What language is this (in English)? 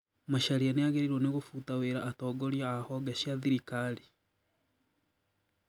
Kikuyu